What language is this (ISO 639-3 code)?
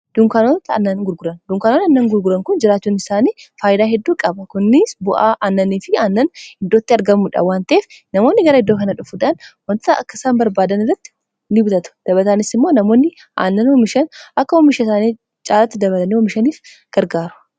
orm